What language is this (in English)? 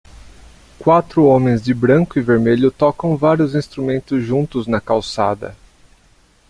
Portuguese